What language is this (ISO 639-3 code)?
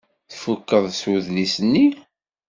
kab